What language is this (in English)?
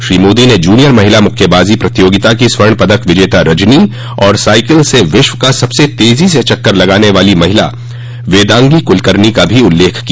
Hindi